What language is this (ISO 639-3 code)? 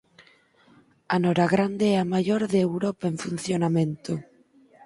glg